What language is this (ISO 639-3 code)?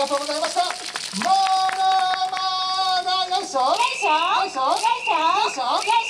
jpn